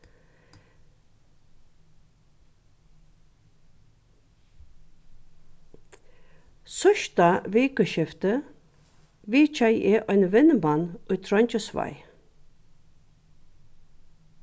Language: Faroese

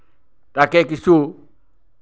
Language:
Assamese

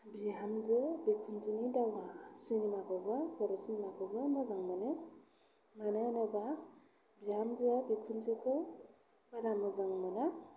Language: Bodo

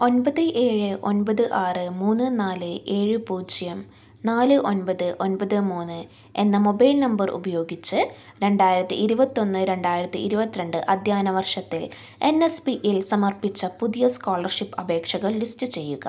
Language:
Malayalam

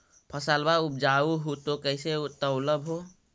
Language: Magahi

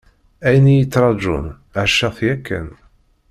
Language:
Kabyle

